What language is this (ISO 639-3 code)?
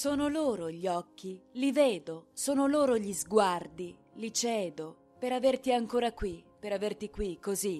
ita